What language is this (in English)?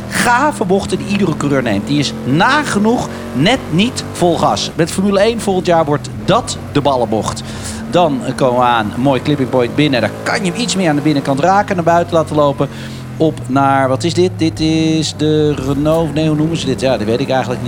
Dutch